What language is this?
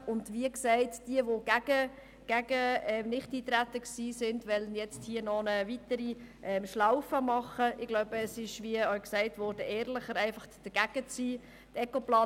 Swiss German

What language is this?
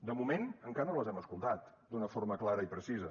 Catalan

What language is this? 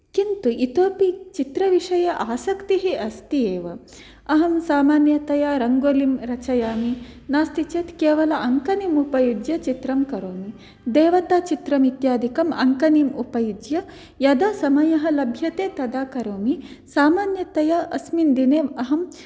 Sanskrit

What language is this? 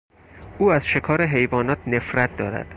Persian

